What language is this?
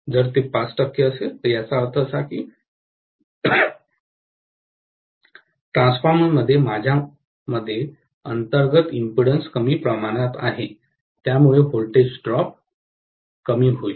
Marathi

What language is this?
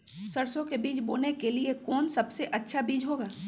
Magahi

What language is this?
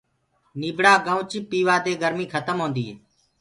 Gurgula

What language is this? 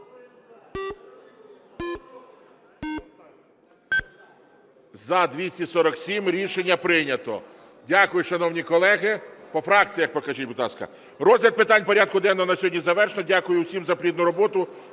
Ukrainian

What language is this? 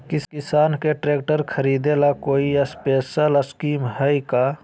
Magahi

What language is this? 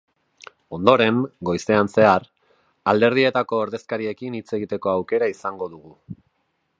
Basque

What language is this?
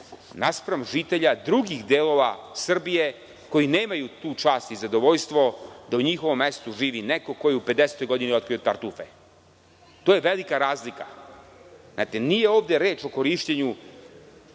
Serbian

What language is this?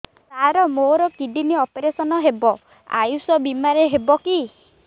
Odia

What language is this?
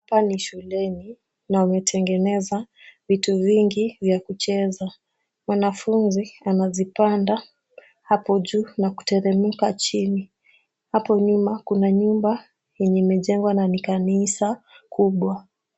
Swahili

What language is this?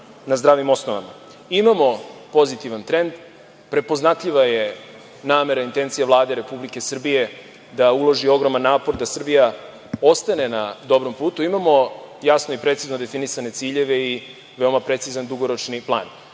Serbian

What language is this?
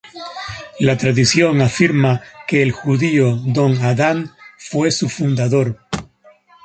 Spanish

